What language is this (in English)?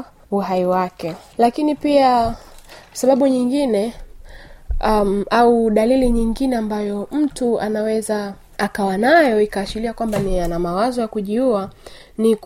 Swahili